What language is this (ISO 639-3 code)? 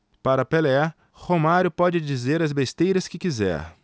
por